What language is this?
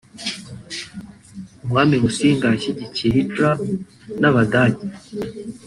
Kinyarwanda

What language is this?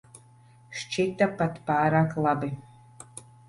Latvian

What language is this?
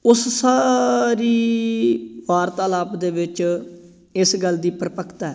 Punjabi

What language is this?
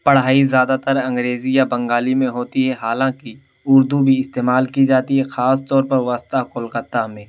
Urdu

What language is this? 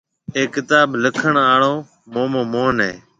Marwari (Pakistan)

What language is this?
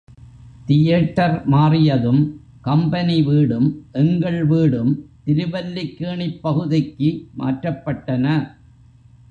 Tamil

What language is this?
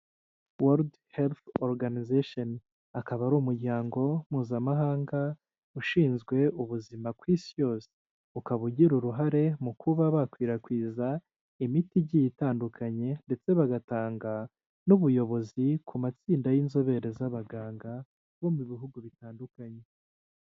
Kinyarwanda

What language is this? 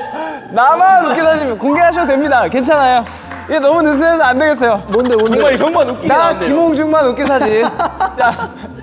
Korean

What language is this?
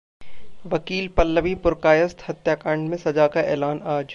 Hindi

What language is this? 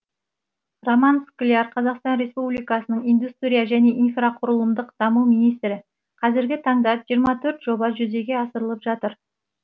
Kazakh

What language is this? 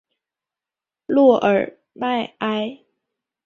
Chinese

